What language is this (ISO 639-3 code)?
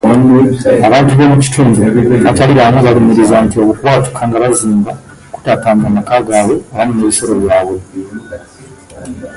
lug